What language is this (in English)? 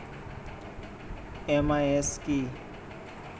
Bangla